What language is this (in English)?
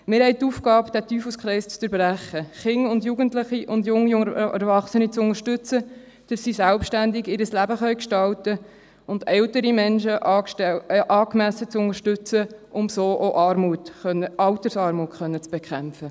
Swiss German